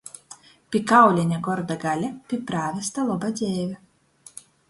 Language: Latgalian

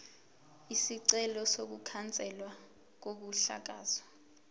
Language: Zulu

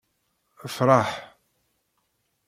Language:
Kabyle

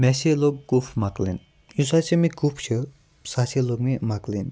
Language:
Kashmiri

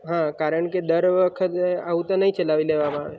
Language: Gujarati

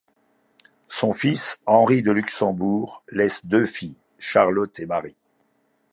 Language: French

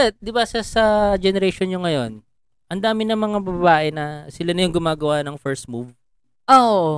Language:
Filipino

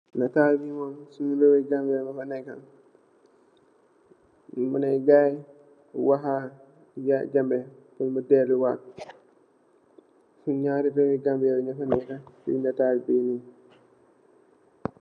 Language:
Wolof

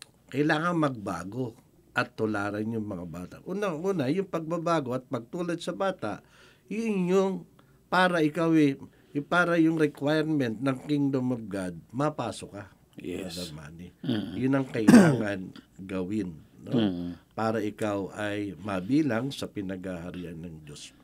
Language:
Filipino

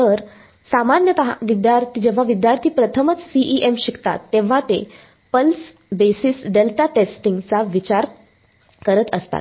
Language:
Marathi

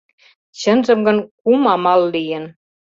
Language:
Mari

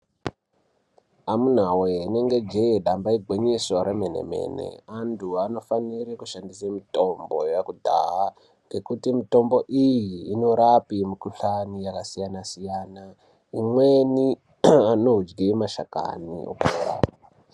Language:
Ndau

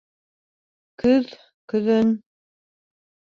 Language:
Bashkir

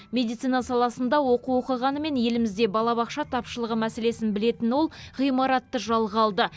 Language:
Kazakh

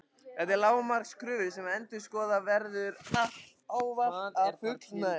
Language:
Icelandic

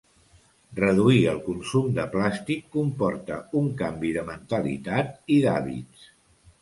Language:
Catalan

